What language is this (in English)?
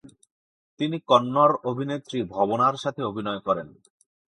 Bangla